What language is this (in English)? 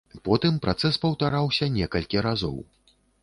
Belarusian